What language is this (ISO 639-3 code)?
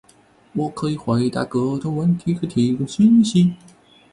zho